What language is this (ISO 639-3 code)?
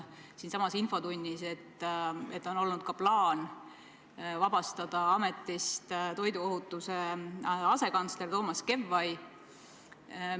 est